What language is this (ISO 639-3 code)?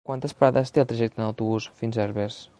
cat